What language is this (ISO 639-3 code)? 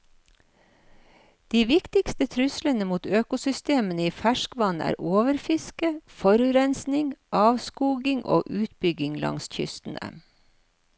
nor